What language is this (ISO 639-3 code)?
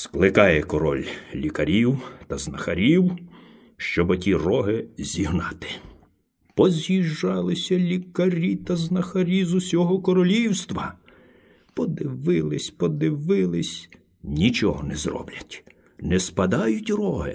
ukr